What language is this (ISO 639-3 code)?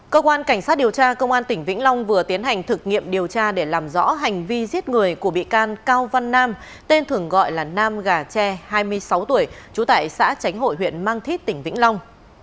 vie